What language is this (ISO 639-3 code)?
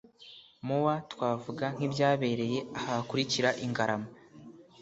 kin